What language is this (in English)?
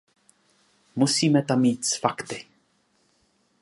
Czech